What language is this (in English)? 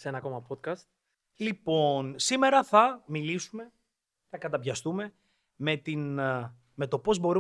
Greek